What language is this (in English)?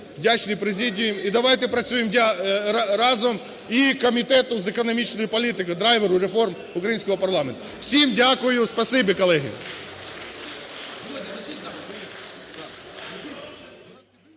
Ukrainian